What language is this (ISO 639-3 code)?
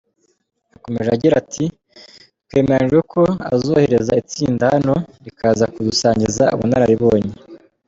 kin